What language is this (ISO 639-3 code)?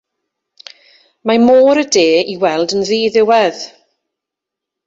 cym